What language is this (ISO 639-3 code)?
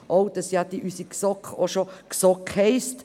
gsw